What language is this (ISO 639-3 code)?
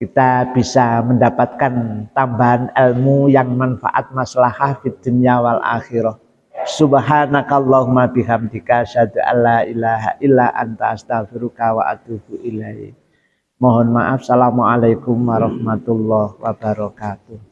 ind